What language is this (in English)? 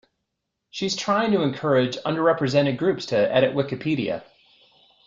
English